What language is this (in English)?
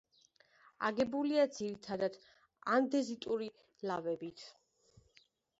Georgian